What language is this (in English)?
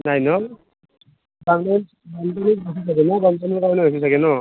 Assamese